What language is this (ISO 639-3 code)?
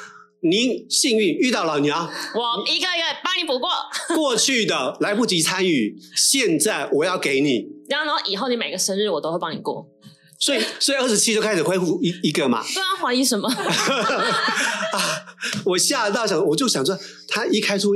zho